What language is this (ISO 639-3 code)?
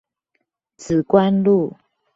zho